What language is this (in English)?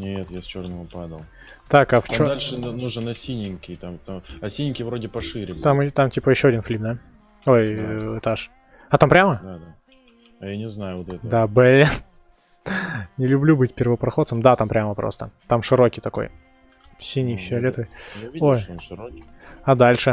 Russian